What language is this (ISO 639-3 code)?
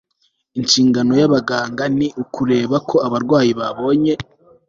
kin